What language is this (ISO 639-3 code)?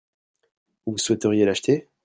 fra